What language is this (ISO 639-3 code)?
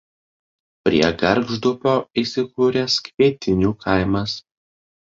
lit